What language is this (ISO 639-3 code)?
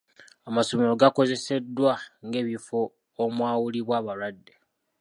lug